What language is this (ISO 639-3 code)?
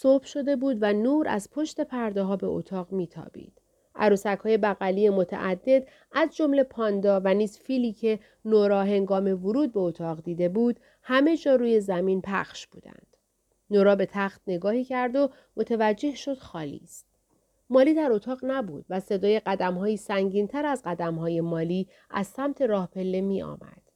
fas